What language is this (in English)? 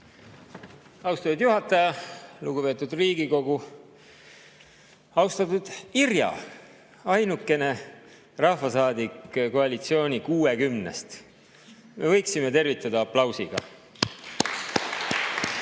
Estonian